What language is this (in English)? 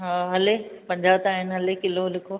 Sindhi